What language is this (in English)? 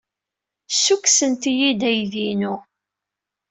Kabyle